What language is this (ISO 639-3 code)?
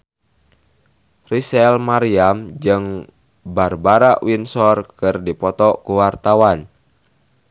sun